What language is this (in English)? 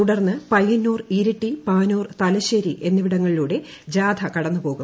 Malayalam